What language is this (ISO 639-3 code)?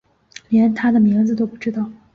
zho